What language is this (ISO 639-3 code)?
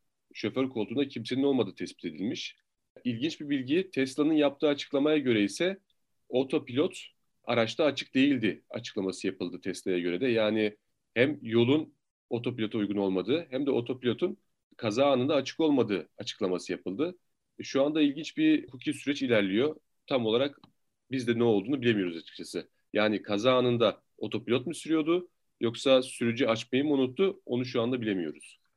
tur